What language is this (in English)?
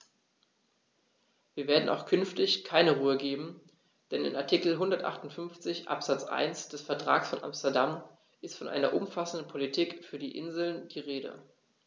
German